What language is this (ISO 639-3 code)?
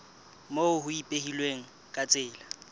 sot